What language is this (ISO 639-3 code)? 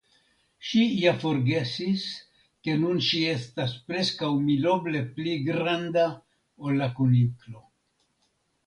epo